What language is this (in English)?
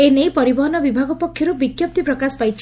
Odia